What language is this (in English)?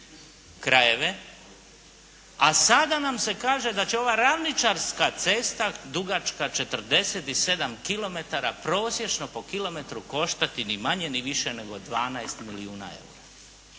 Croatian